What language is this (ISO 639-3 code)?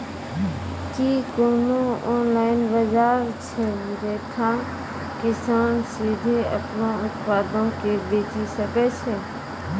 mai